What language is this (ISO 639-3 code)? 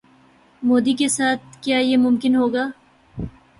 urd